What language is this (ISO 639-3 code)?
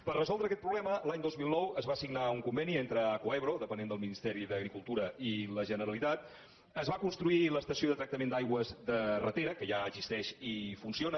cat